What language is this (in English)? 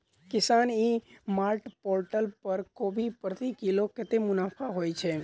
Maithili